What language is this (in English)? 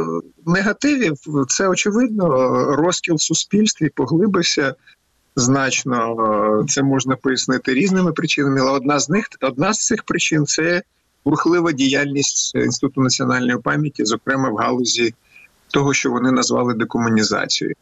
Ukrainian